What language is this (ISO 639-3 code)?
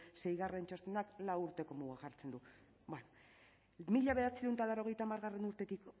eus